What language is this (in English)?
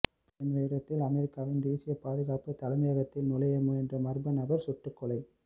Tamil